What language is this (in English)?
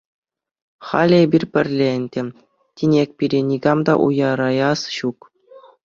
Chuvash